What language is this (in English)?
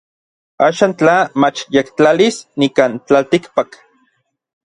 Orizaba Nahuatl